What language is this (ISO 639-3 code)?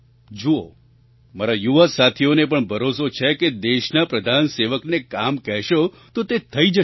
guj